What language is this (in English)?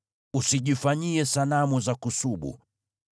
Swahili